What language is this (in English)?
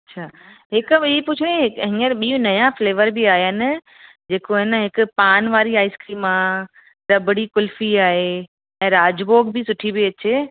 Sindhi